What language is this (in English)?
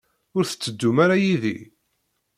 Kabyle